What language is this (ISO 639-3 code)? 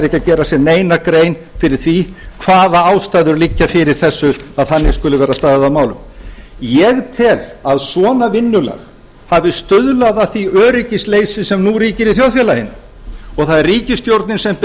isl